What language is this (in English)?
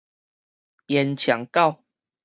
Min Nan Chinese